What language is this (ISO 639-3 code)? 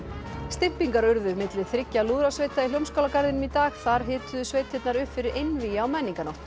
isl